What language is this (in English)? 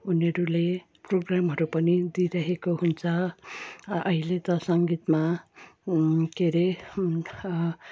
Nepali